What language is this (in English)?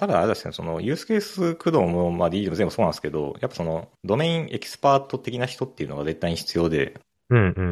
Japanese